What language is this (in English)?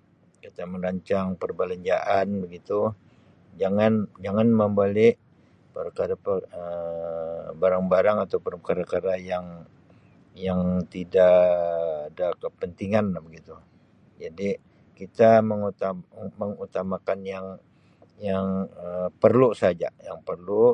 Sabah Malay